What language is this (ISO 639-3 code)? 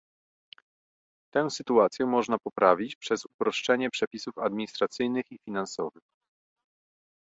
pol